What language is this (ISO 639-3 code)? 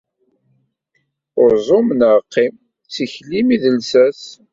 kab